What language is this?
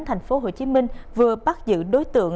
Vietnamese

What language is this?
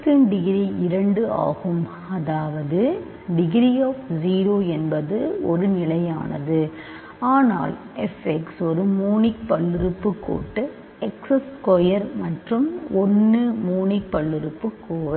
Tamil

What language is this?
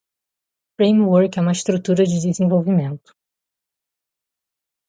Portuguese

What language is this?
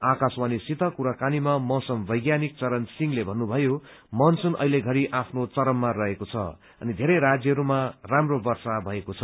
Nepali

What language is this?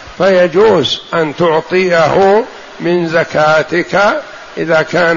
Arabic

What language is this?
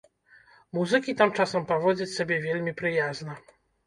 Belarusian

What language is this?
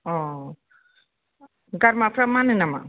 Bodo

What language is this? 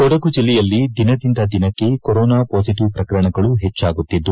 Kannada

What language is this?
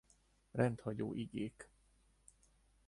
Hungarian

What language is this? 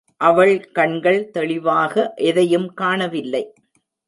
Tamil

